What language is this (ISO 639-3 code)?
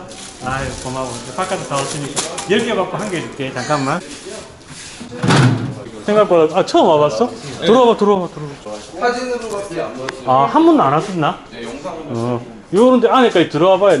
kor